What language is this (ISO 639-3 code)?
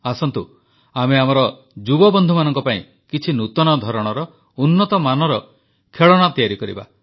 ori